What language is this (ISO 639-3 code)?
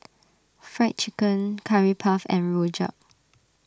eng